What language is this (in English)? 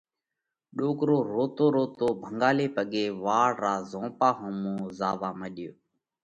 Parkari Koli